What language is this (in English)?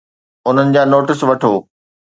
Sindhi